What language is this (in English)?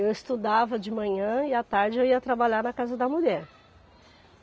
Portuguese